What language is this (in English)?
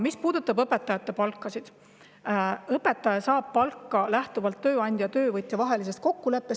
Estonian